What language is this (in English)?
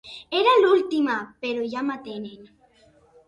Catalan